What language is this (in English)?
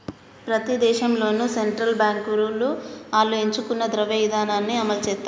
Telugu